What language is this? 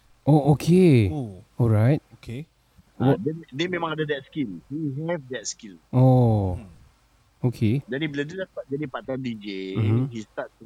Malay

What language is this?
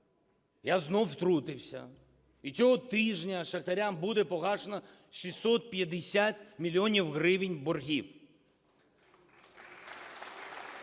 Ukrainian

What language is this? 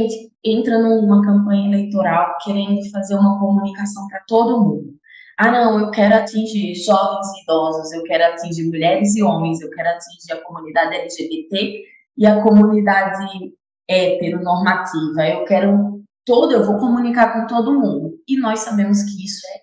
Portuguese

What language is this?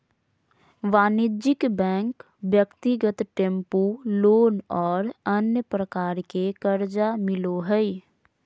Magahi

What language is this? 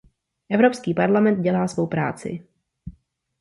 Czech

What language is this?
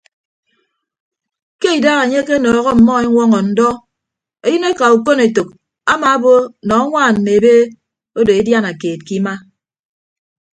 Ibibio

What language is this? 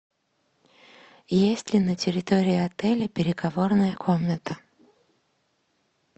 Russian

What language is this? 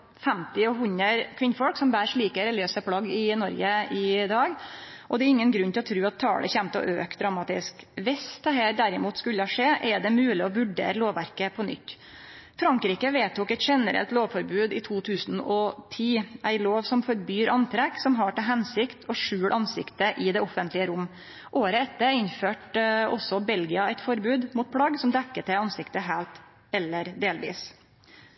Norwegian Nynorsk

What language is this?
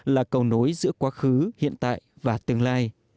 Vietnamese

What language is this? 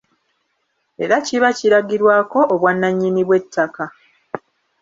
Ganda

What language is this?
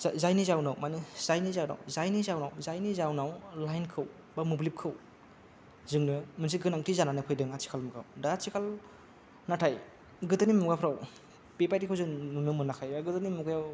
Bodo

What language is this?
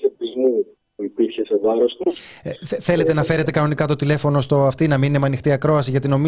Greek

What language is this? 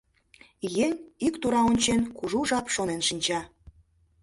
Mari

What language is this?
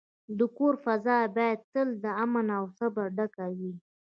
Pashto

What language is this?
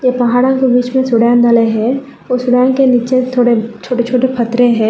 Hindi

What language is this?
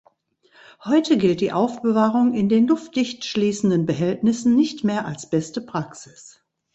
German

